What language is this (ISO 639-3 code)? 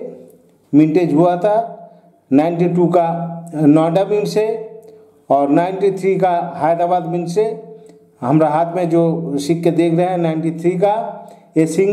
hin